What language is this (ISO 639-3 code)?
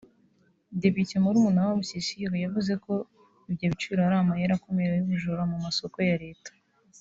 kin